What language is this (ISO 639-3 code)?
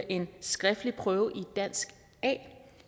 dan